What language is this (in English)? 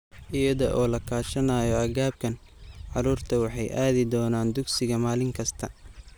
Somali